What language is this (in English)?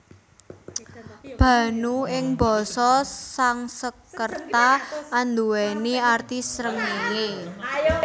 Javanese